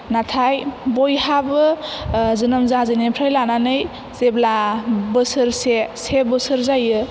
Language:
Bodo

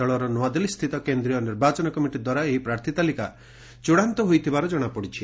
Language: Odia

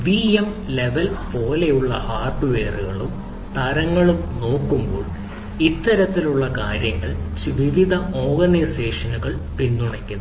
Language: Malayalam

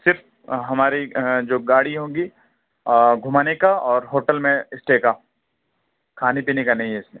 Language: Urdu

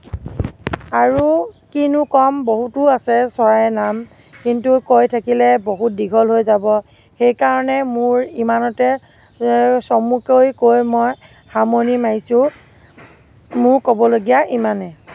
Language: Assamese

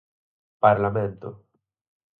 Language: Galician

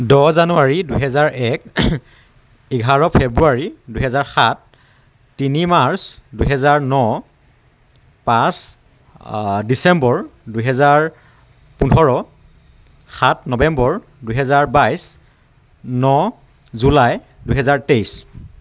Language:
Assamese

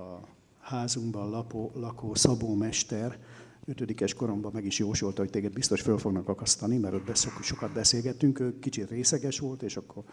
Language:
Hungarian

